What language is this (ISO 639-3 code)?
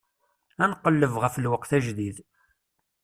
kab